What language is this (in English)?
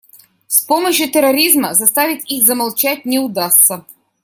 Russian